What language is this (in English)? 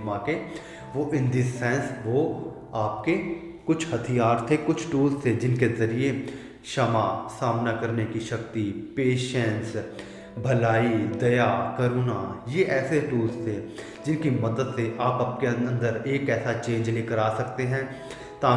Hindi